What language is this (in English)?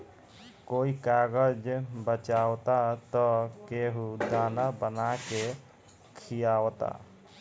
Bhojpuri